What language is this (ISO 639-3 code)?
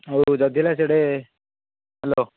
ori